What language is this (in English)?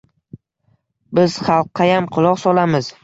Uzbek